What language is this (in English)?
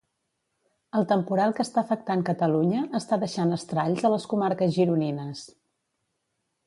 Catalan